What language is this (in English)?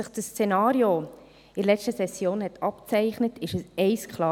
Swiss German